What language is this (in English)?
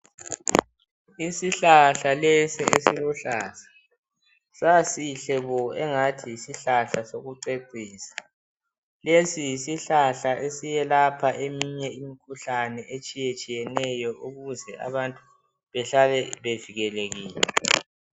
North Ndebele